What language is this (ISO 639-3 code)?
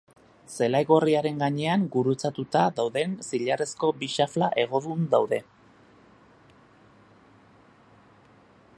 eus